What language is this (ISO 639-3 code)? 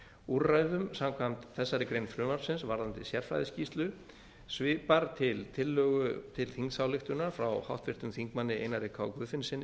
isl